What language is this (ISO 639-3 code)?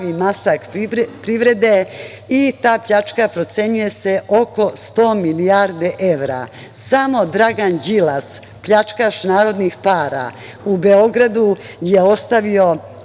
srp